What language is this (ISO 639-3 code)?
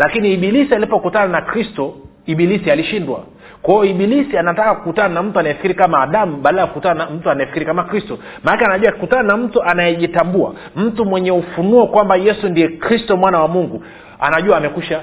swa